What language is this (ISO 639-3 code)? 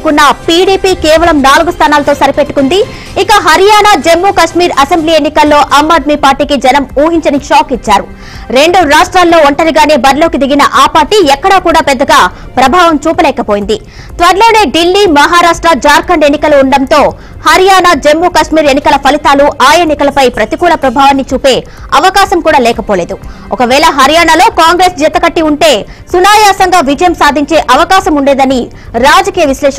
tel